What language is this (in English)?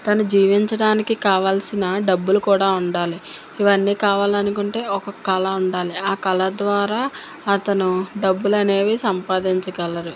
Telugu